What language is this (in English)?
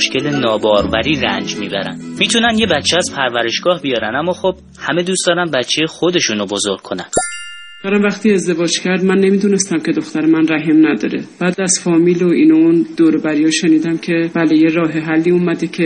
Persian